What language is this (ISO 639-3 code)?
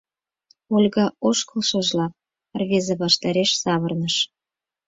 chm